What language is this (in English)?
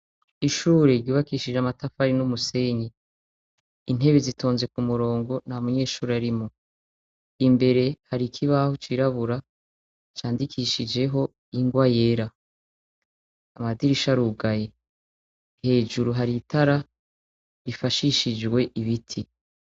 Rundi